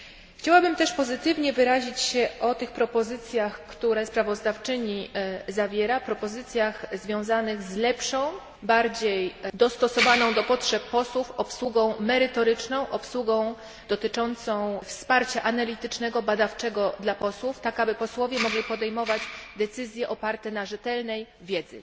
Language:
Polish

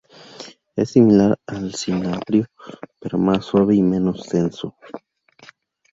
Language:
Spanish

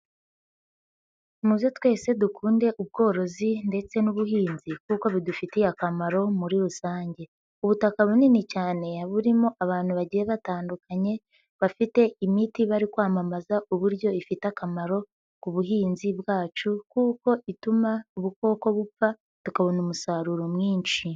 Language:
Kinyarwanda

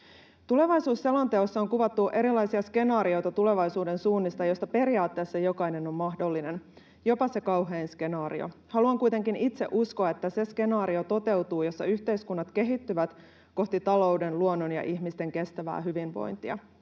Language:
Finnish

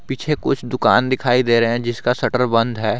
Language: Hindi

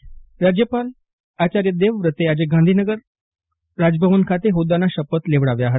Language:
Gujarati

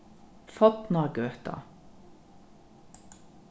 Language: Faroese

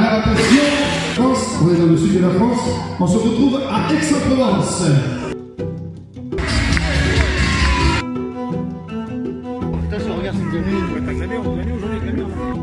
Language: French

